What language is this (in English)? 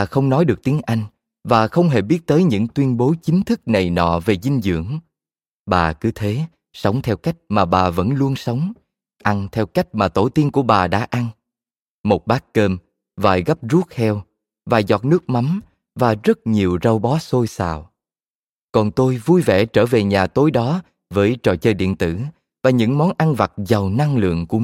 Vietnamese